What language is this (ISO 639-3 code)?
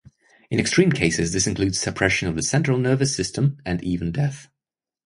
eng